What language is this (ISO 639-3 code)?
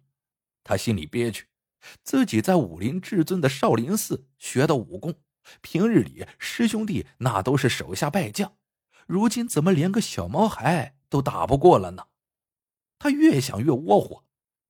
zho